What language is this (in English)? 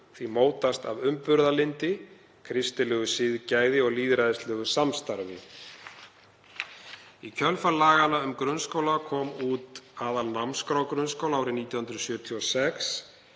Icelandic